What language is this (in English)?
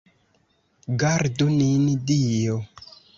Esperanto